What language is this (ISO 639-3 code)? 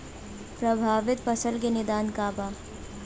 bho